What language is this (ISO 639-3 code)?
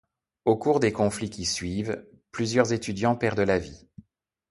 fra